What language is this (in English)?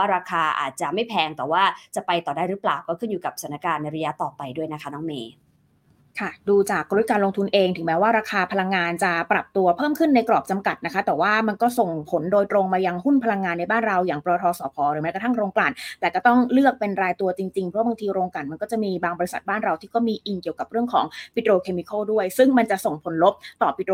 Thai